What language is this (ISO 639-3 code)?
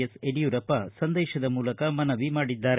kan